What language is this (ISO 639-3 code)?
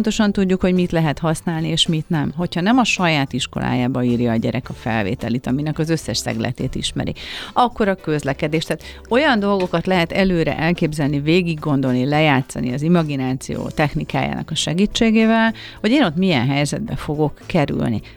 hun